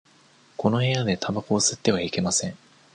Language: Japanese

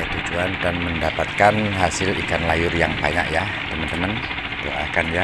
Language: Indonesian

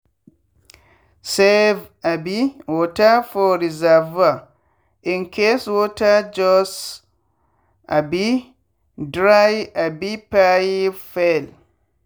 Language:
Nigerian Pidgin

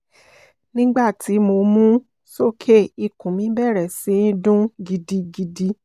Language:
Yoruba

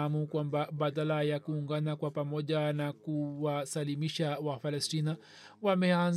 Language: Swahili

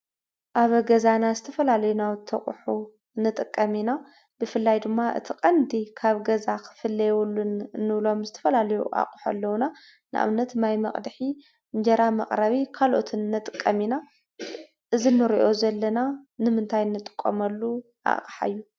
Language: Tigrinya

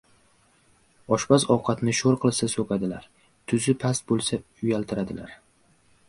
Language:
Uzbek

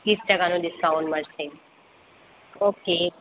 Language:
Gujarati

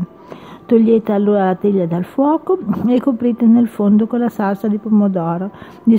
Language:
Italian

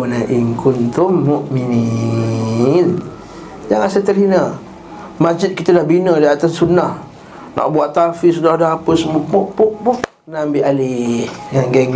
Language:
Malay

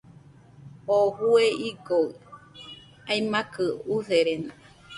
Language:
Nüpode Huitoto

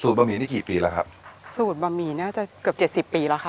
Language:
Thai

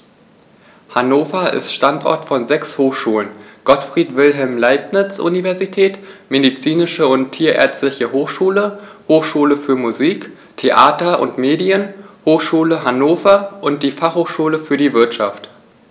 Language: German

